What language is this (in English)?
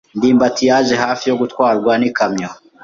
Kinyarwanda